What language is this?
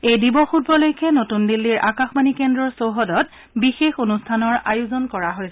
Assamese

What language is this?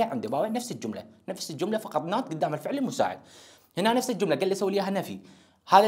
Arabic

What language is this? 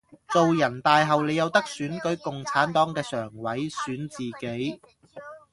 Cantonese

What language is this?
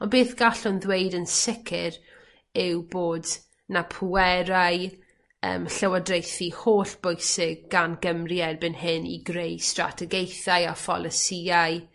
Welsh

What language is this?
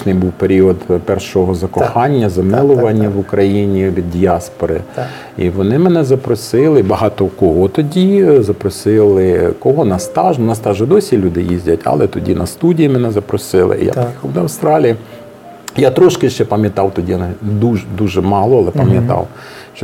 Ukrainian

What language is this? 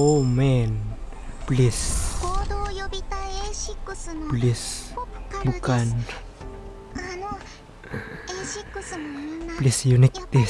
Indonesian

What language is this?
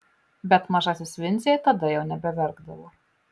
Lithuanian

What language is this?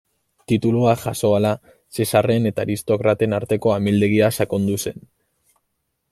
Basque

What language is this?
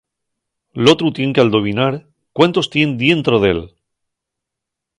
Asturian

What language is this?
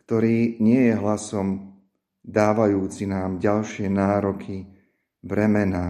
Slovak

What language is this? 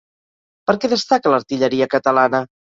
Catalan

